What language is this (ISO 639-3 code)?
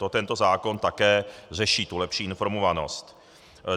ces